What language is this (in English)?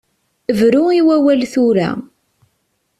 Kabyle